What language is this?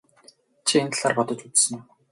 Mongolian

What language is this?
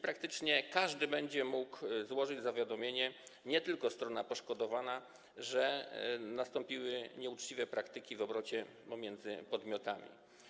Polish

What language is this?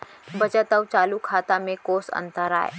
Chhattisgarhi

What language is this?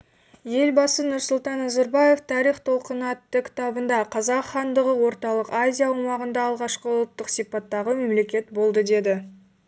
Kazakh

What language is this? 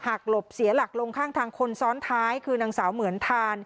Thai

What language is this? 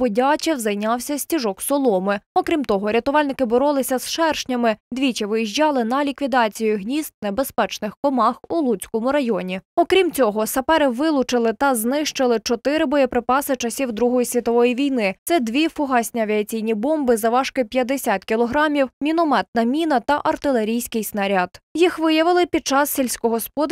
Ukrainian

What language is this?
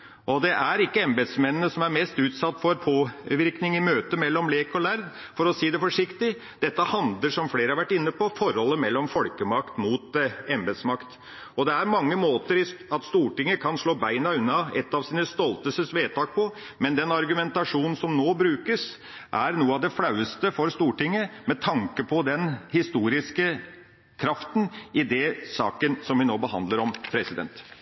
Norwegian Bokmål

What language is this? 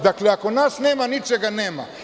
Serbian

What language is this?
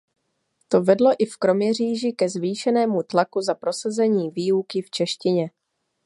Czech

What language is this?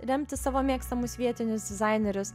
Lithuanian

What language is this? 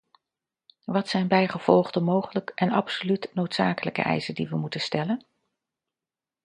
Dutch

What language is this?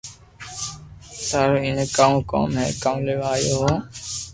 Loarki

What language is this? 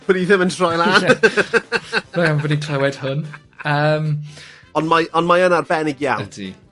Welsh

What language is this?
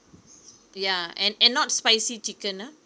English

